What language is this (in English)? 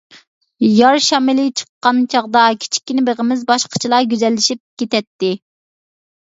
Uyghur